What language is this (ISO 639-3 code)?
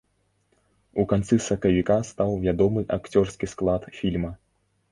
bel